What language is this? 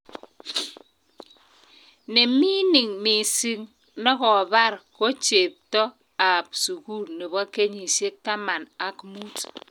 Kalenjin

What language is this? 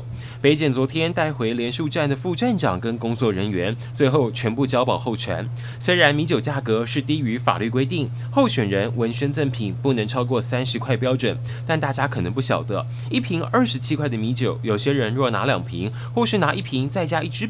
Chinese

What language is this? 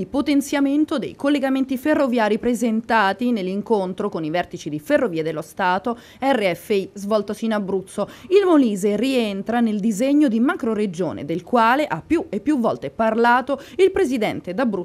Italian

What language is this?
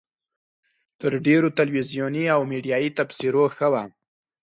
Pashto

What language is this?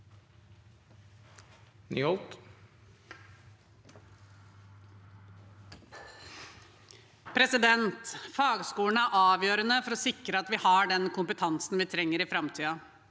Norwegian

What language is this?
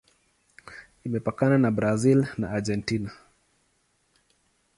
Swahili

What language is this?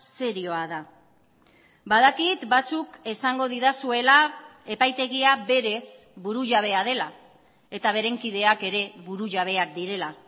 Basque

